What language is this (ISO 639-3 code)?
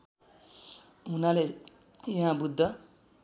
nep